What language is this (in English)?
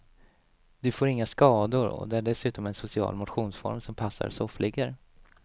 Swedish